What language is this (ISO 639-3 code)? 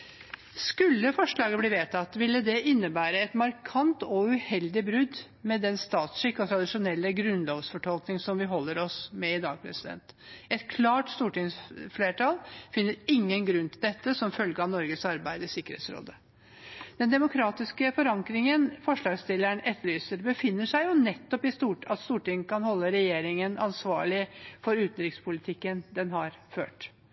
nob